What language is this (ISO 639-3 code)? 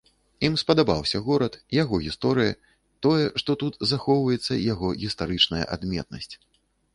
bel